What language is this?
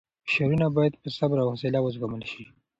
Pashto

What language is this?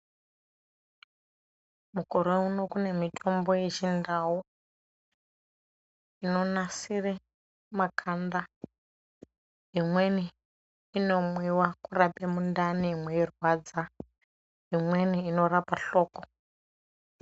Ndau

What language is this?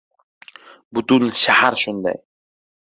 Uzbek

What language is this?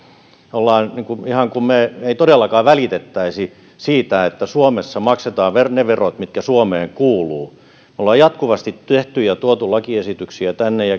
Finnish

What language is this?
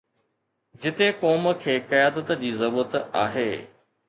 Sindhi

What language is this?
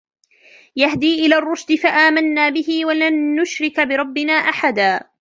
Arabic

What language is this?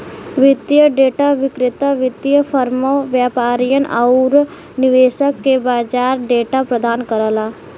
Bhojpuri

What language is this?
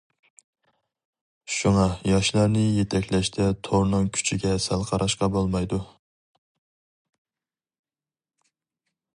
Uyghur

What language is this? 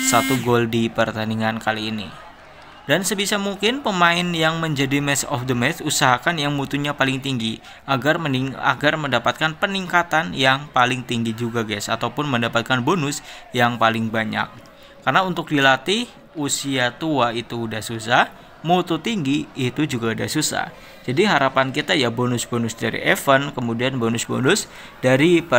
Indonesian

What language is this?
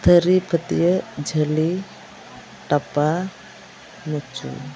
Santali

